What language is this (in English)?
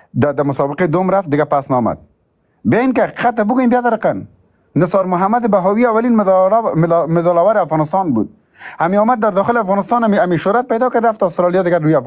Persian